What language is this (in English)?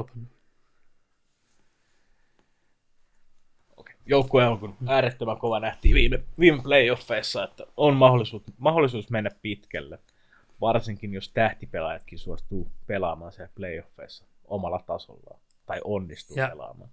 Finnish